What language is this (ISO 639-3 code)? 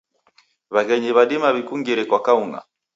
dav